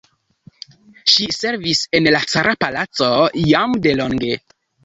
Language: Esperanto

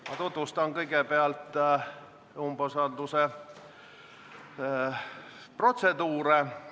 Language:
Estonian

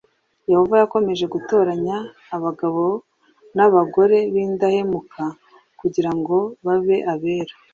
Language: Kinyarwanda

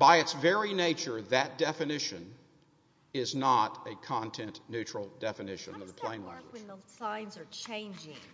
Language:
English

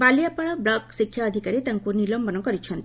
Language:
Odia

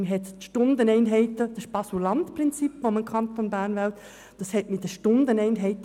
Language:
Swiss German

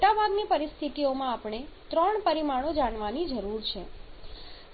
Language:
Gujarati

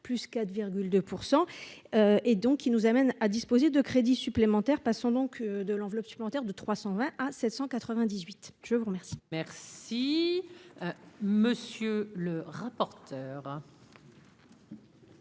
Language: French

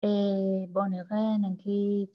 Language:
Hebrew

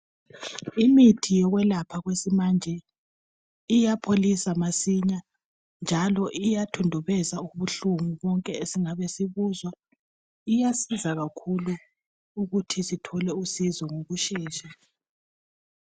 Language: North Ndebele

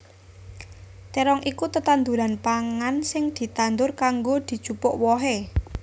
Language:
Javanese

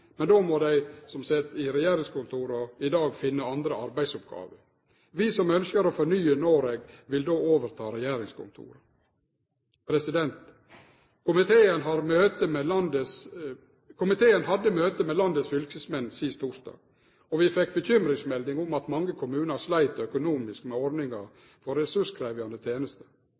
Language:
Norwegian Nynorsk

